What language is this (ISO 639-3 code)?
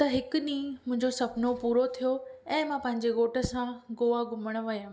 snd